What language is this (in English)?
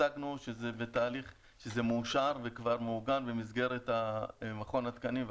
Hebrew